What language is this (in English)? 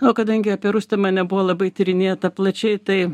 Lithuanian